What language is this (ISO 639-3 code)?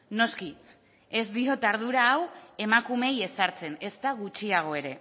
eus